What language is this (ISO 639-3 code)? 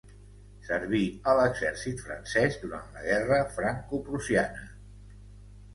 cat